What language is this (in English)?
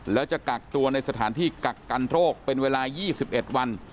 Thai